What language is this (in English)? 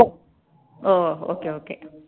Tamil